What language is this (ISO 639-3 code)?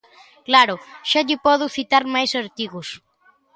glg